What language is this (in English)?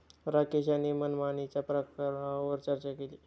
Marathi